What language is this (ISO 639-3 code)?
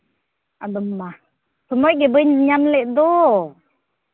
sat